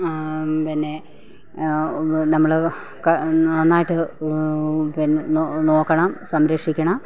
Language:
Malayalam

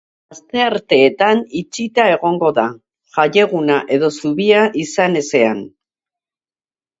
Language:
Basque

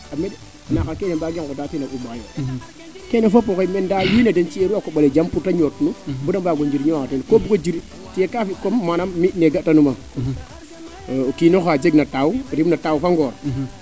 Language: Serer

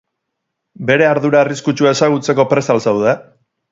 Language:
Basque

